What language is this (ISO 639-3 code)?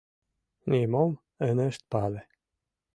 chm